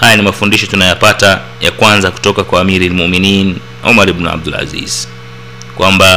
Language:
Swahili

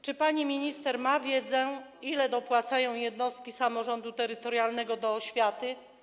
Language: Polish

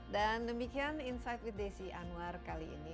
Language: Indonesian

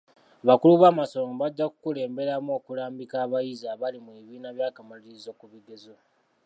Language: Ganda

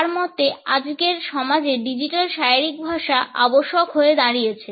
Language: Bangla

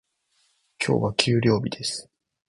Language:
Japanese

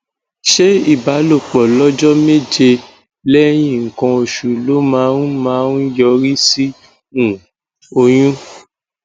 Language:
Yoruba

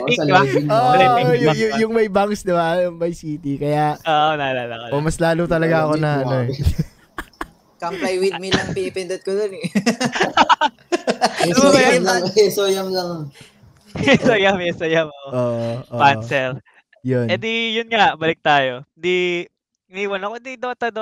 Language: Filipino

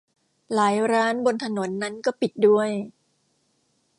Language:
Thai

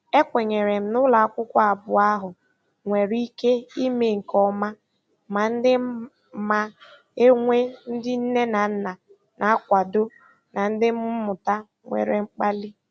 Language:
Igbo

